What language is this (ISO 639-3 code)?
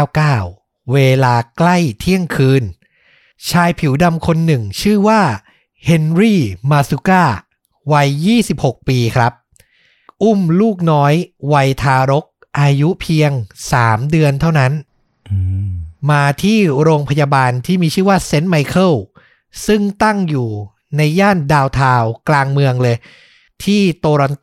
tha